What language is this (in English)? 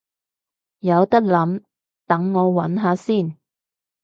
Cantonese